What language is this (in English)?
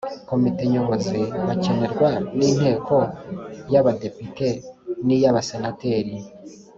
Kinyarwanda